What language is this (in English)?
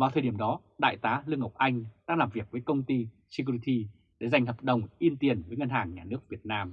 Vietnamese